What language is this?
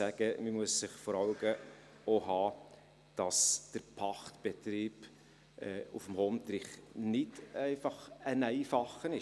Swiss German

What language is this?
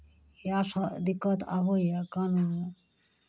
Maithili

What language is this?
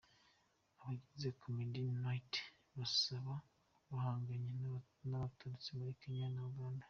Kinyarwanda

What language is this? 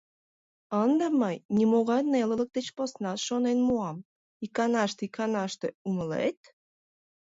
Mari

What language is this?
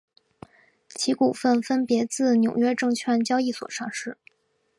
Chinese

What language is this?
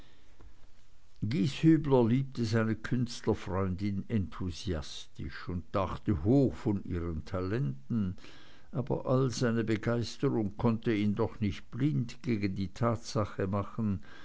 German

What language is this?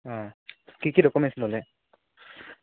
Assamese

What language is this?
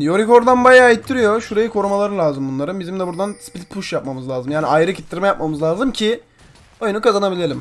Turkish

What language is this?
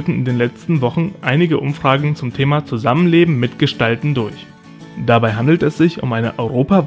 German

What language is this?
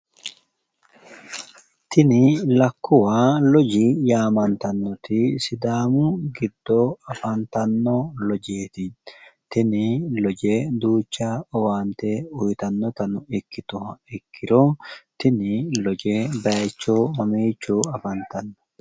Sidamo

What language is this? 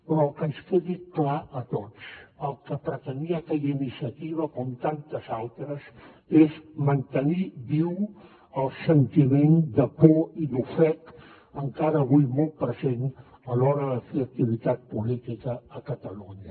Catalan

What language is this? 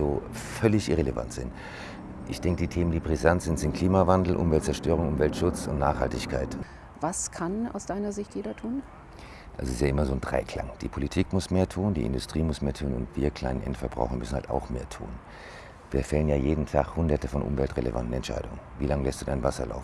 German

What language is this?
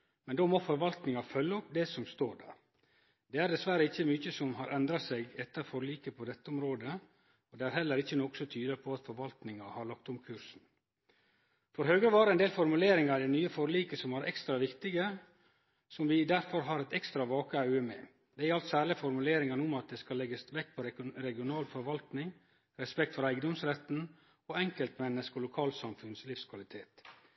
Norwegian Nynorsk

